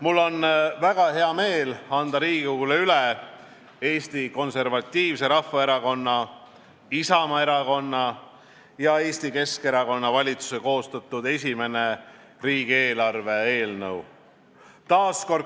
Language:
Estonian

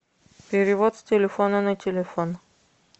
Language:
Russian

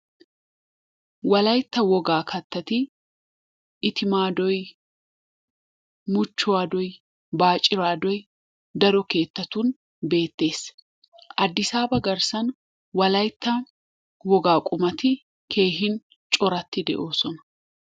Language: Wolaytta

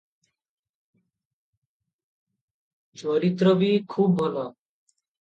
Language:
Odia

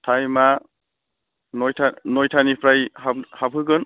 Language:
Bodo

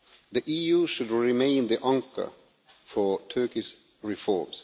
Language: English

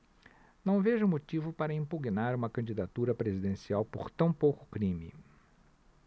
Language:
Portuguese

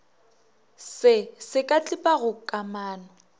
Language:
Northern Sotho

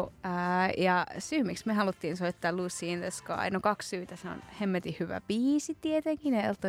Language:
Finnish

